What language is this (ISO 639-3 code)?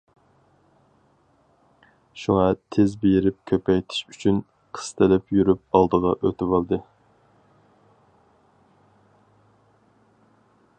uig